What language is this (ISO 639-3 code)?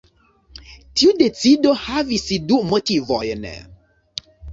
epo